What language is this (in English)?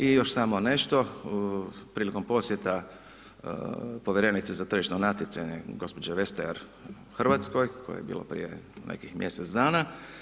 Croatian